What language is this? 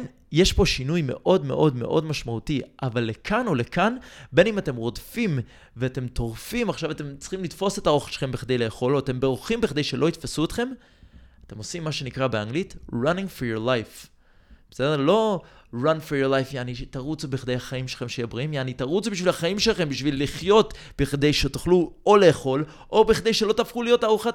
Hebrew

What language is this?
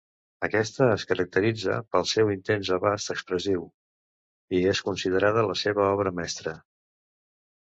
Catalan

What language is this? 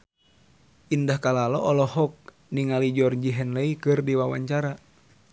Sundanese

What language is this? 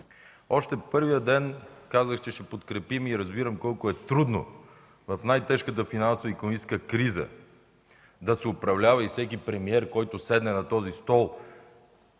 Bulgarian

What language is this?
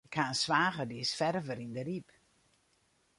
Western Frisian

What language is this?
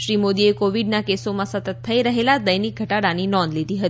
Gujarati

